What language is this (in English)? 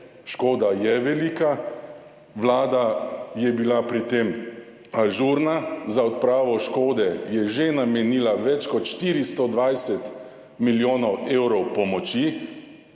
Slovenian